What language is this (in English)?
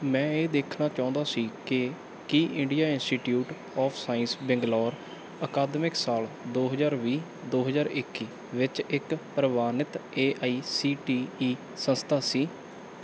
Punjabi